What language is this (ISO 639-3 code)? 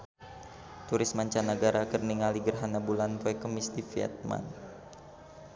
sun